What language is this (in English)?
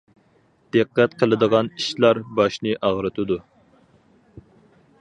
Uyghur